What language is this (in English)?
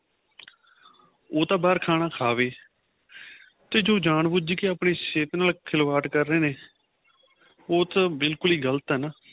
Punjabi